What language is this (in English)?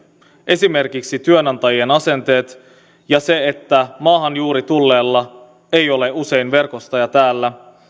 Finnish